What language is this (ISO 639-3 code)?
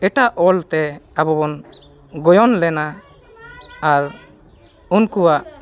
sat